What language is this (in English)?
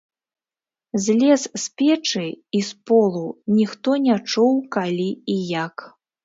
Belarusian